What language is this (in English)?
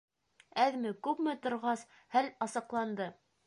Bashkir